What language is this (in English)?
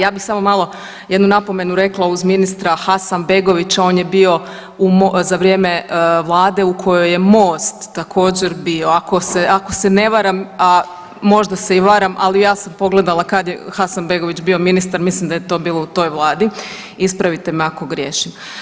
Croatian